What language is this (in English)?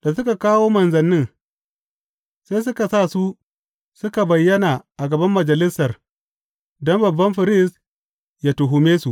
Hausa